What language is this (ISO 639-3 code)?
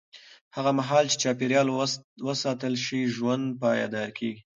pus